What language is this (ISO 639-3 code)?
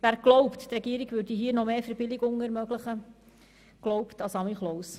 gsw